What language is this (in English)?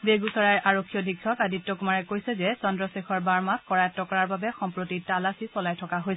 Assamese